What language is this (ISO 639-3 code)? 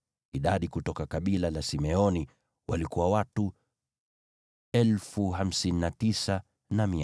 swa